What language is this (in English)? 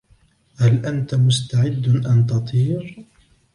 Arabic